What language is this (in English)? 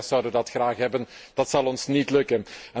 Dutch